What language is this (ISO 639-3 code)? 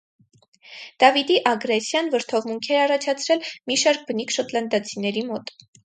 hye